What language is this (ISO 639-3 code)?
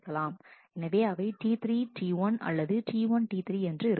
tam